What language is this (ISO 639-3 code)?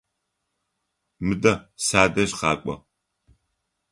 ady